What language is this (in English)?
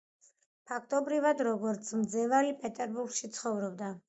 Georgian